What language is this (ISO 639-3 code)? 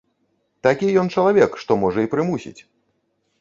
bel